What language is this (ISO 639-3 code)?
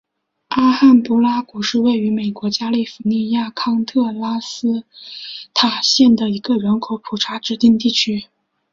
zho